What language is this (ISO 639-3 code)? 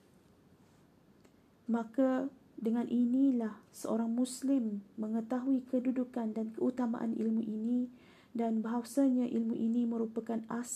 msa